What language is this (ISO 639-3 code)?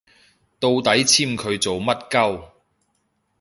yue